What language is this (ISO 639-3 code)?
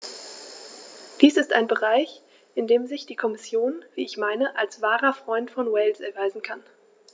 deu